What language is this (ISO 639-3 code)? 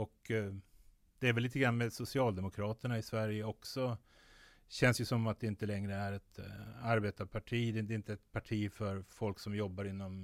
swe